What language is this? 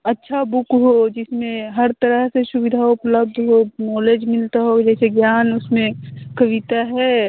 Hindi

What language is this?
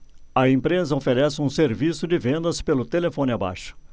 Portuguese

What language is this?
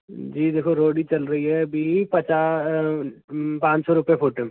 Hindi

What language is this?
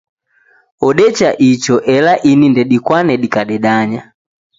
Taita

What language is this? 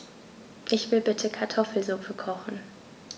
German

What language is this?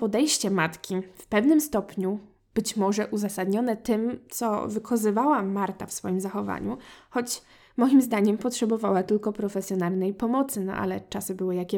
Polish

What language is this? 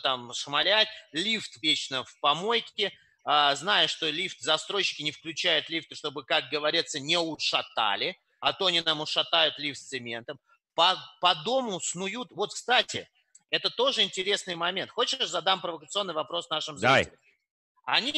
Russian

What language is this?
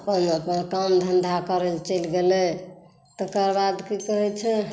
Maithili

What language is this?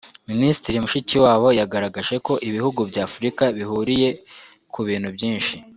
Kinyarwanda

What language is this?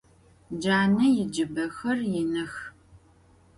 Adyghe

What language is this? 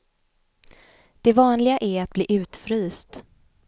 Swedish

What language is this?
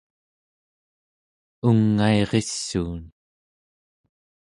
Central Yupik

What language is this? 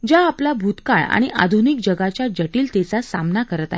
Marathi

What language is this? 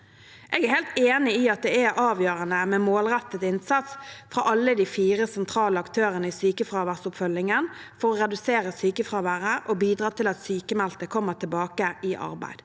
Norwegian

